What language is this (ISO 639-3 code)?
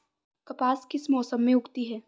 hin